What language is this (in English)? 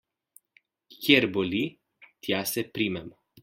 Slovenian